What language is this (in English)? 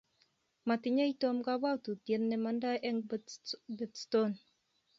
Kalenjin